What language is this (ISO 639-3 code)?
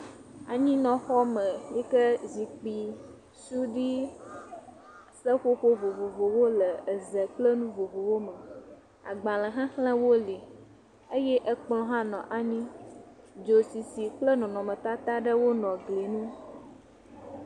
ewe